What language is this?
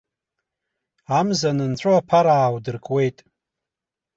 Abkhazian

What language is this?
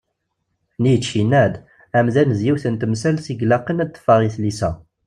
Kabyle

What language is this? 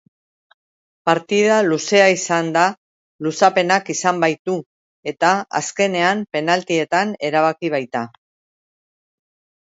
Basque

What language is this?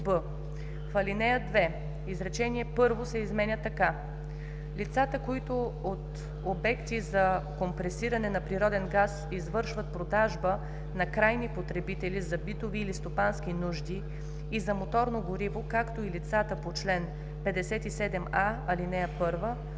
Bulgarian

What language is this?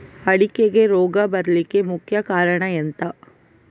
Kannada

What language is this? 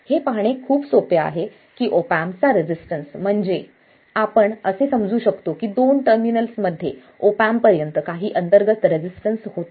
Marathi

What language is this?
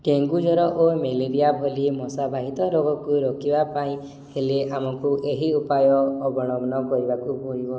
Odia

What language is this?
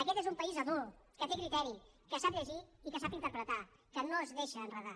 Catalan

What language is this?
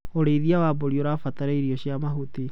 Kikuyu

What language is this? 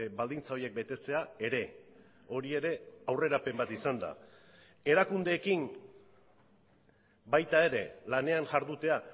Basque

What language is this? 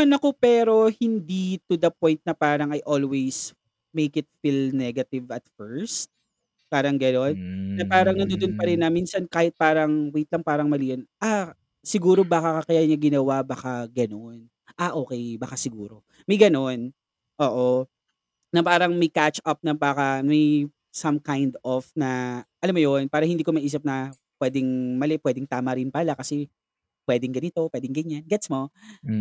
Filipino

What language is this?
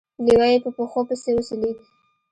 Pashto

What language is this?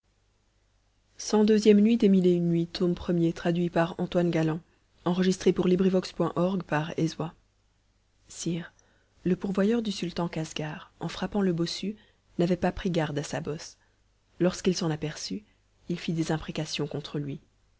French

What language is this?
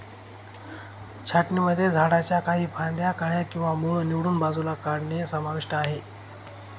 Marathi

